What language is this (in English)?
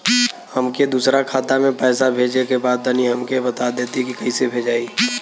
Bhojpuri